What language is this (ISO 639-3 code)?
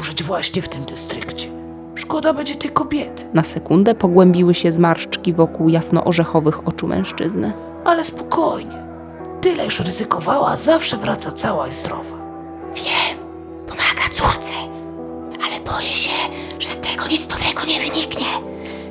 pol